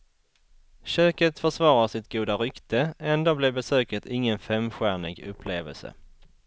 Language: Swedish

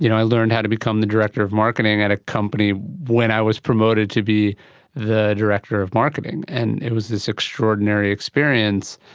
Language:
English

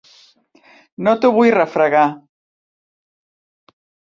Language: Catalan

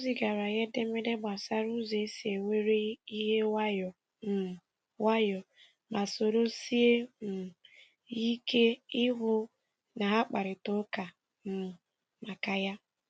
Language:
Igbo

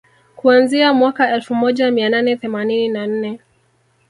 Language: Swahili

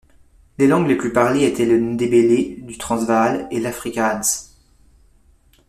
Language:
French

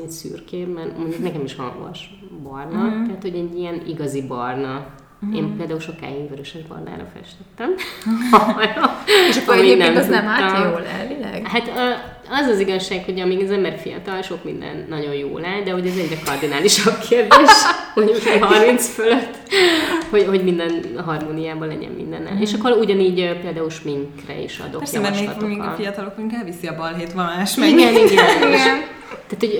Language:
Hungarian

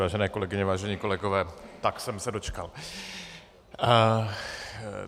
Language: Czech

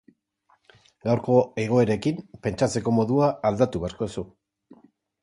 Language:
Basque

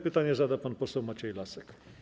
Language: Polish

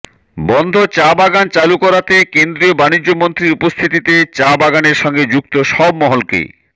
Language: Bangla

